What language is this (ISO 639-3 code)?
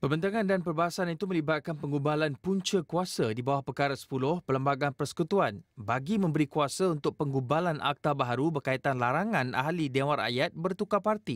msa